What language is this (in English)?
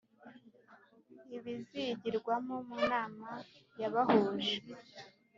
Kinyarwanda